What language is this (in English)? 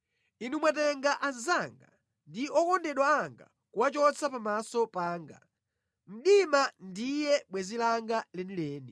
Nyanja